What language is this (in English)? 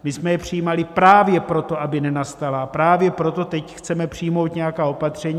Czech